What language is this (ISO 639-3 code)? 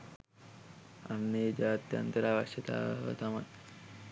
sin